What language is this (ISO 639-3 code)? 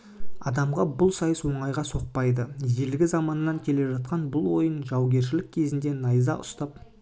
kaz